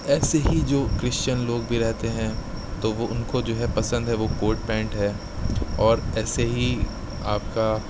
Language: Urdu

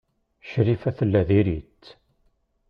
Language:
Kabyle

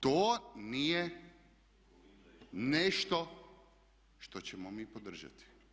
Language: Croatian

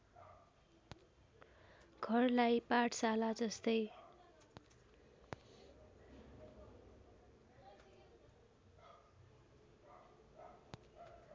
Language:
Nepali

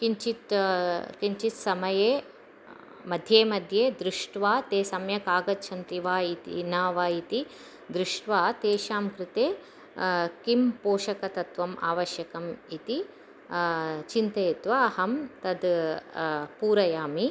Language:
Sanskrit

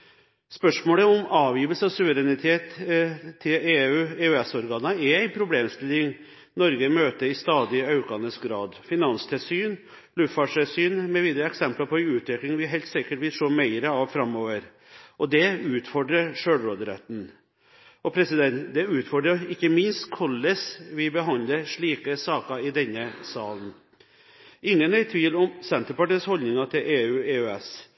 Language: Norwegian Bokmål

